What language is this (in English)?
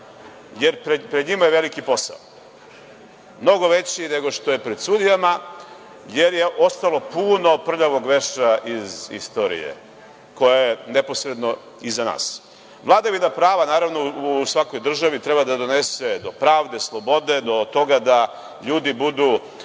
Serbian